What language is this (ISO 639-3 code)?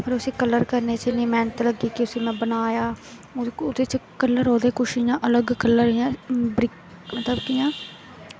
doi